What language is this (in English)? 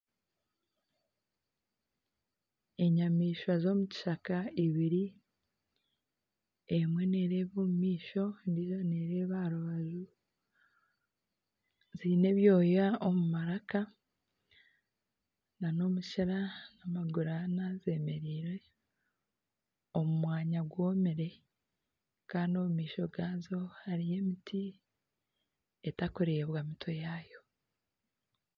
Nyankole